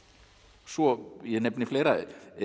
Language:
Icelandic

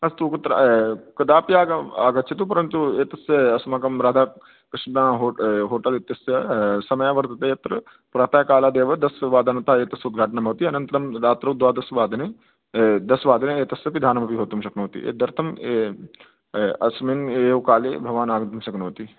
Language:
Sanskrit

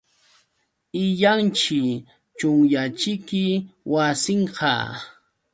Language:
Yauyos Quechua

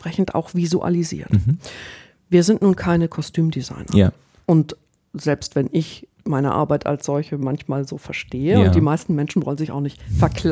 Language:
German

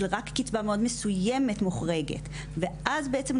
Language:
Hebrew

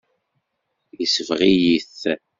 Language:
Kabyle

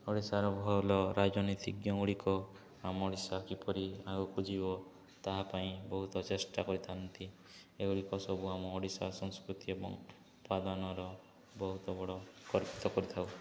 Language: Odia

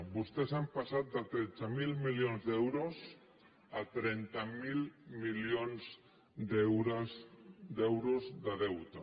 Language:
Catalan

